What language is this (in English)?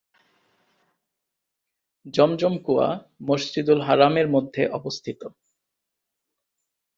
Bangla